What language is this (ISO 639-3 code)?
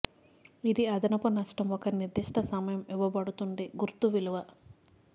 tel